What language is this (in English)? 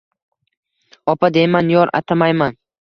Uzbek